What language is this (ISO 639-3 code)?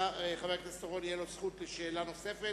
heb